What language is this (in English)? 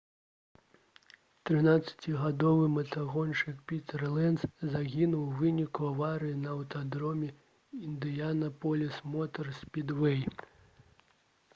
Belarusian